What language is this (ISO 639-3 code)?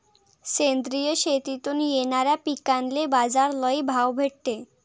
mar